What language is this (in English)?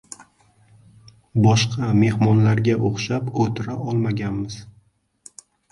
Uzbek